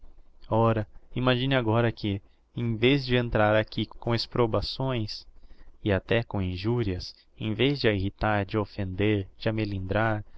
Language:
Portuguese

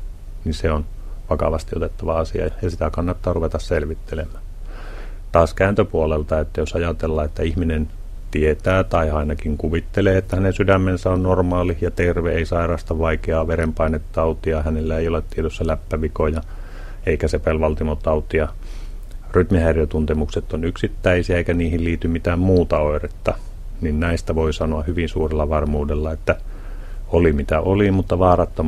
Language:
Finnish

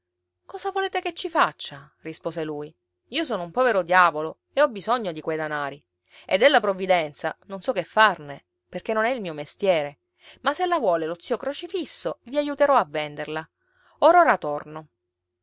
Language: Italian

